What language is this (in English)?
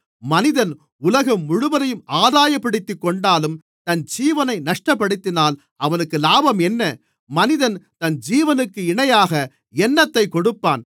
Tamil